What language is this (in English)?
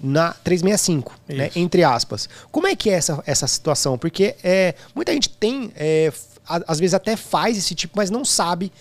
Portuguese